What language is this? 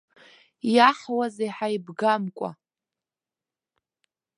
Abkhazian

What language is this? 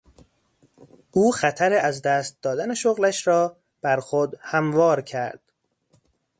Persian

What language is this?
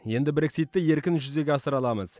Kazakh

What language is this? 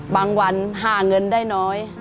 Thai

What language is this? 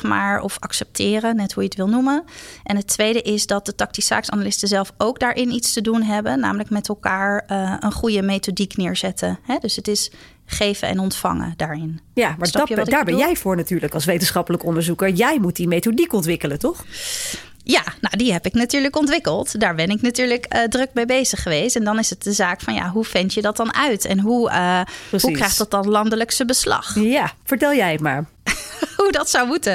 Dutch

